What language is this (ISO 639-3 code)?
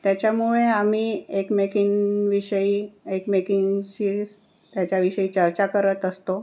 mar